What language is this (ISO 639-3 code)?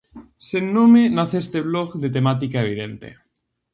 glg